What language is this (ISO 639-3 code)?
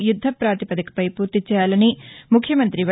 tel